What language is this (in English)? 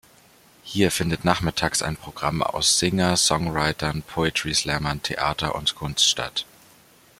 German